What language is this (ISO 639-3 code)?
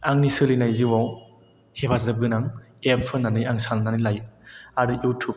brx